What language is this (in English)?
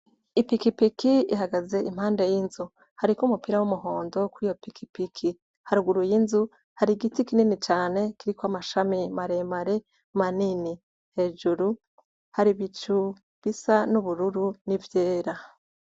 Rundi